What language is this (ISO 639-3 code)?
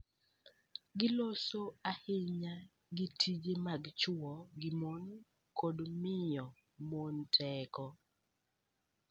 luo